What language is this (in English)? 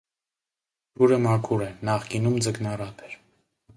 Armenian